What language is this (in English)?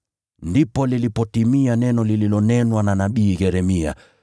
Swahili